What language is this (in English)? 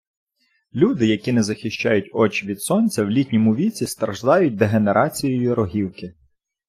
Ukrainian